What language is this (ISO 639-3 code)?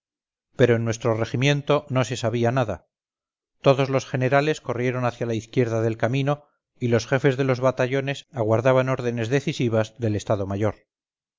spa